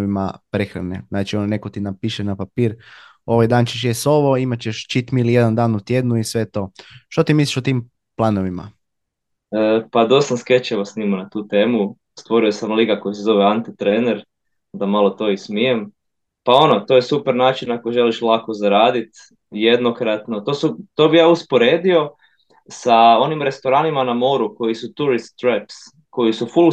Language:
Croatian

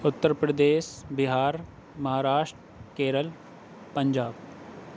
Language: Urdu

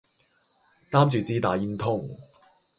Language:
Cantonese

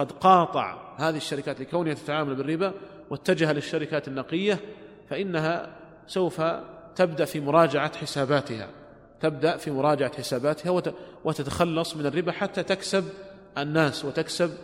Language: Arabic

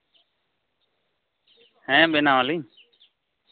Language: Santali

